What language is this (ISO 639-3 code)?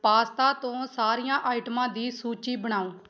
pan